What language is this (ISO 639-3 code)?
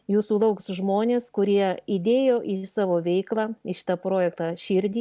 lit